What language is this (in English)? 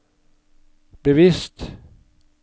Norwegian